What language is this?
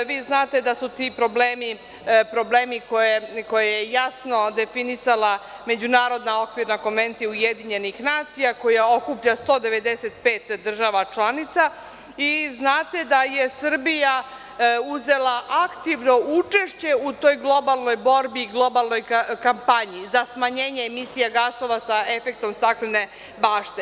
Serbian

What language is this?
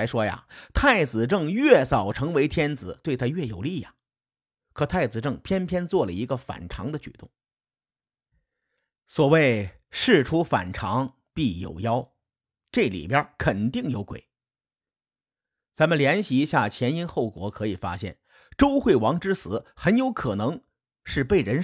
Chinese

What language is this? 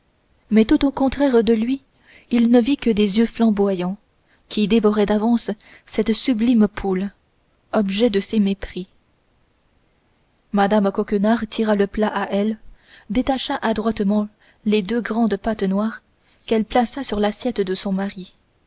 French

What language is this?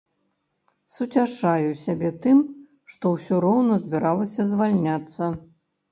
Belarusian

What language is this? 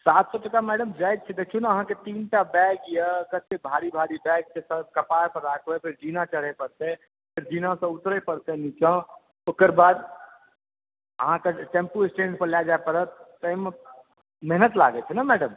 Maithili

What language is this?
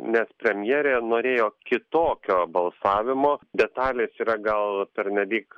Lithuanian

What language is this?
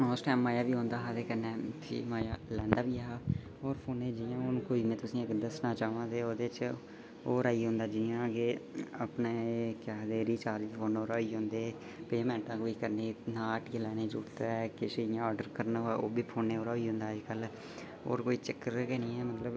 Dogri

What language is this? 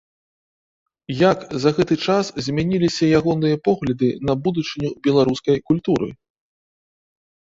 Belarusian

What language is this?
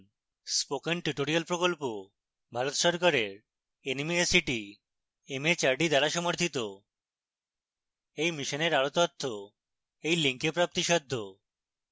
Bangla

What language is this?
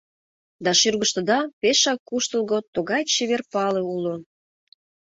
Mari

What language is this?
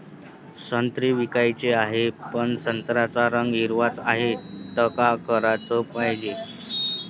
Marathi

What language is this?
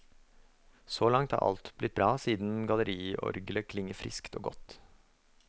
Norwegian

